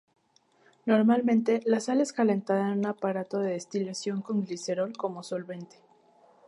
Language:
Spanish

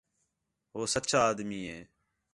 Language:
Khetrani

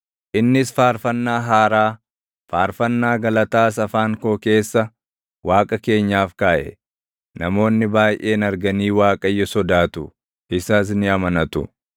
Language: Oromo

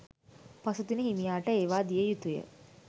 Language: Sinhala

